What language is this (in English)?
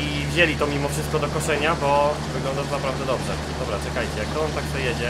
Polish